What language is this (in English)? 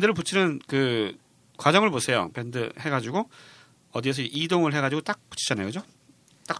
Korean